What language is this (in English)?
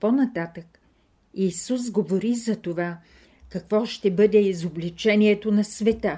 Bulgarian